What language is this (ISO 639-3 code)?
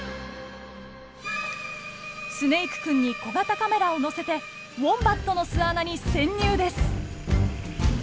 jpn